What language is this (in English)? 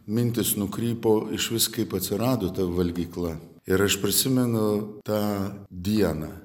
Lithuanian